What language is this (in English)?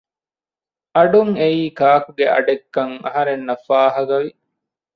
Divehi